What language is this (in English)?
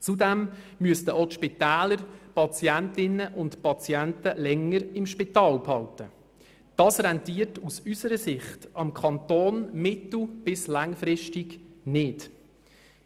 Swiss German